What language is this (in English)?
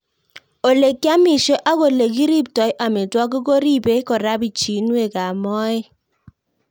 Kalenjin